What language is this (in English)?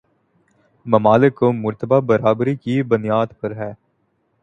Urdu